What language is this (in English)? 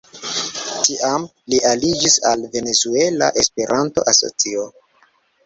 Esperanto